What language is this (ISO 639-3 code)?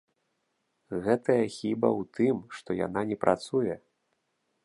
bel